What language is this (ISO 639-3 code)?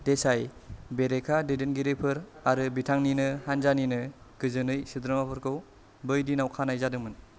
brx